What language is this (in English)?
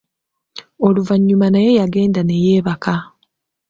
Ganda